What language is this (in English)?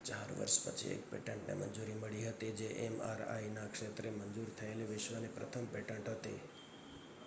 Gujarati